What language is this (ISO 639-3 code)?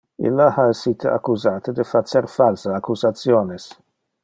ina